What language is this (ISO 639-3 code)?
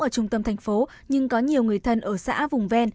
vie